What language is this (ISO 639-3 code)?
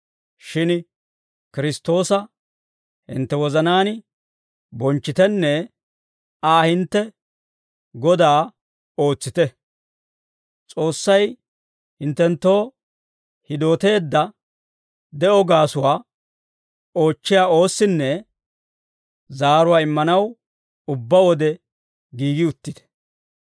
dwr